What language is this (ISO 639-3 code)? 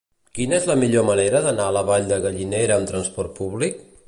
cat